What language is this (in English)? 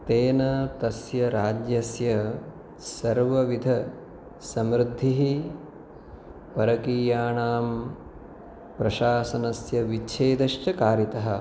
Sanskrit